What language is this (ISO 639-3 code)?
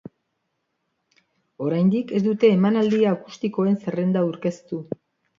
eus